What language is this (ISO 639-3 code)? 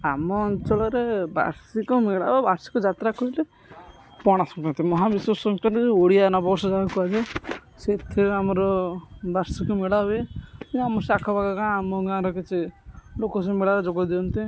ori